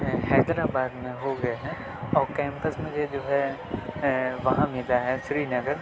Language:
Urdu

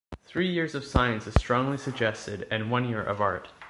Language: English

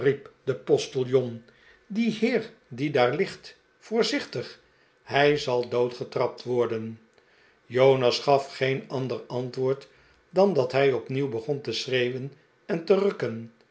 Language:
Dutch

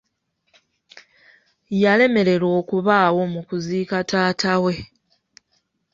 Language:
Ganda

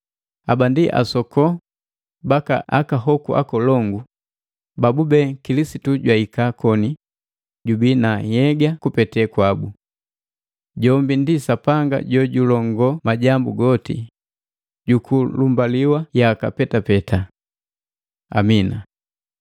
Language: Matengo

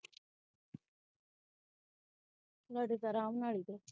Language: Punjabi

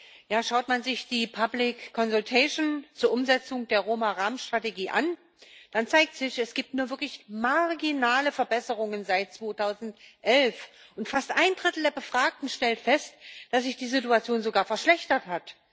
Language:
German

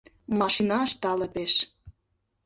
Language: Mari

